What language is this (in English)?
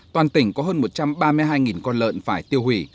Vietnamese